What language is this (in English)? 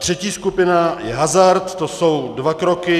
Czech